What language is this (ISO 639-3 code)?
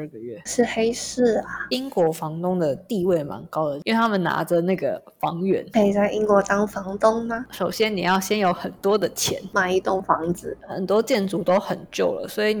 zho